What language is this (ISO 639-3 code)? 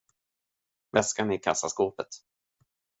swe